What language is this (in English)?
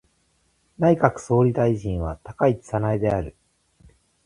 Japanese